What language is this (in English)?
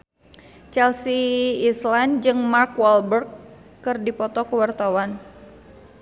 Sundanese